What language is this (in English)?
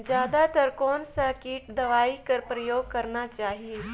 Chhattisgarhi